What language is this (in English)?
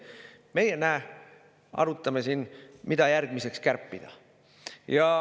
Estonian